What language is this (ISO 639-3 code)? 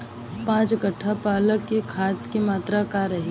bho